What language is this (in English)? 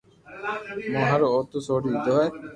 Loarki